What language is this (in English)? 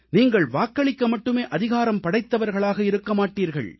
Tamil